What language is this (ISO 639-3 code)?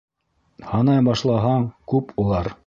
bak